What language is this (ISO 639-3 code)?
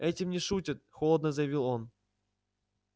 rus